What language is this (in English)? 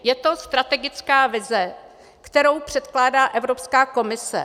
Czech